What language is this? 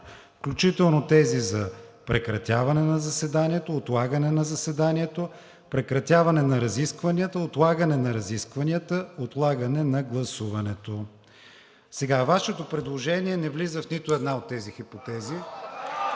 Bulgarian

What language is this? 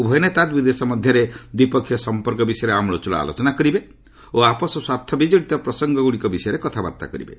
Odia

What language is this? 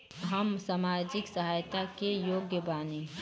Bhojpuri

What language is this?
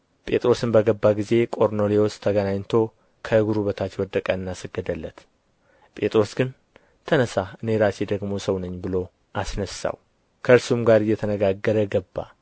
Amharic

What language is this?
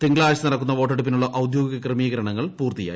Malayalam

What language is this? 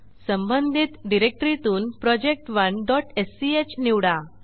Marathi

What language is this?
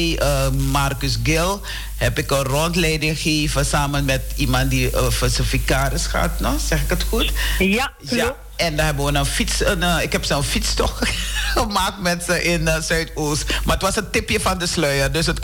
Dutch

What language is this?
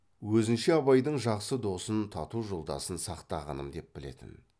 Kazakh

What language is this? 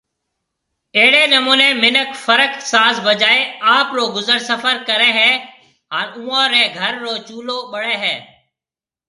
Marwari (Pakistan)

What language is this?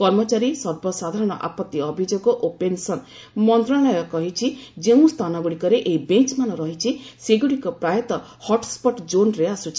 Odia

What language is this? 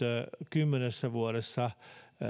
Finnish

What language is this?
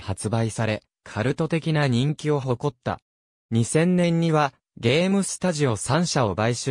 Japanese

